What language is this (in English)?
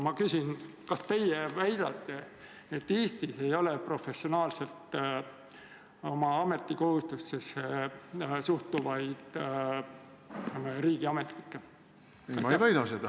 Estonian